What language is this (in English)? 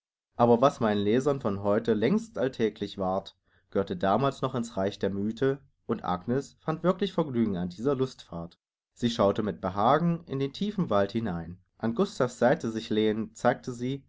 German